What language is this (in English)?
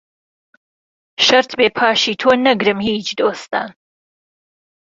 Central Kurdish